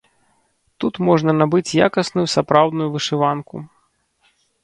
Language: Belarusian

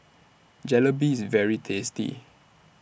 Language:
English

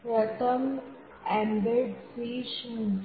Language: Gujarati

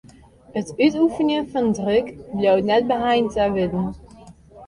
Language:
Western Frisian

